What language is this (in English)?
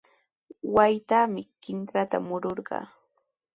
Sihuas Ancash Quechua